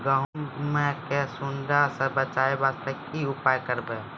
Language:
Maithili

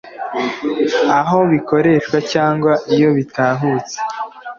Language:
Kinyarwanda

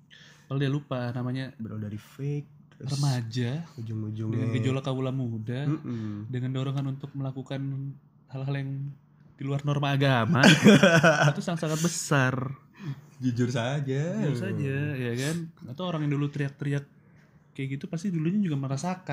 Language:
Indonesian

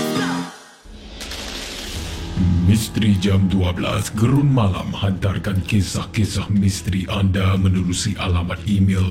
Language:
Malay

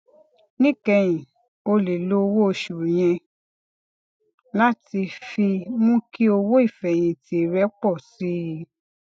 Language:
Yoruba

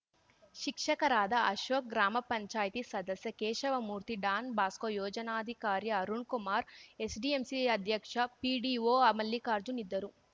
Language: Kannada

